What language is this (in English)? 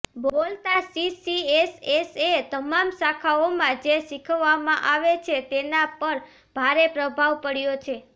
Gujarati